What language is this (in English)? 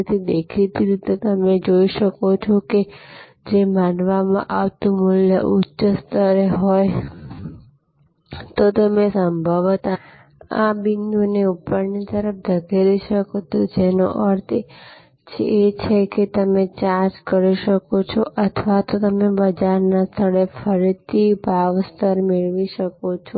Gujarati